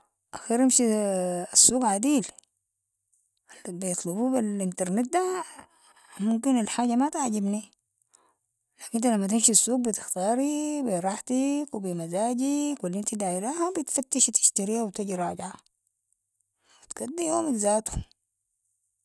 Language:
Sudanese Arabic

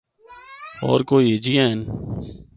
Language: Northern Hindko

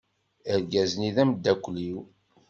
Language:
Kabyle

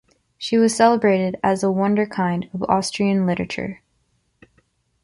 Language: English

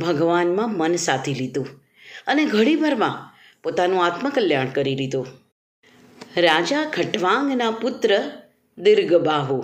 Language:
Gujarati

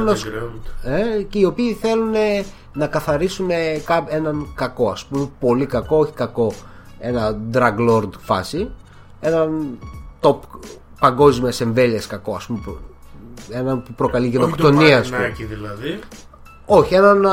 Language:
Greek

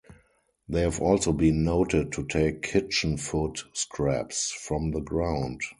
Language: English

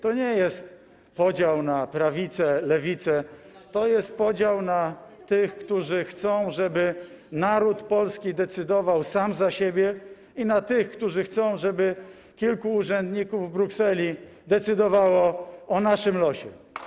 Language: Polish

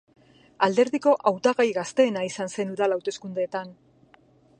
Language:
Basque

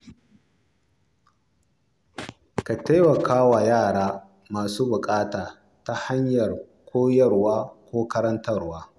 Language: Hausa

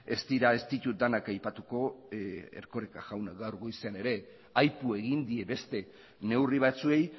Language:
Basque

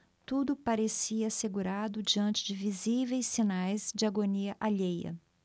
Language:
Portuguese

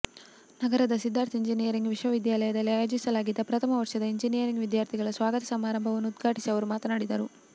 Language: Kannada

